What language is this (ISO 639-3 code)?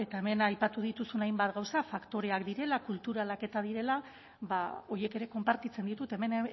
eus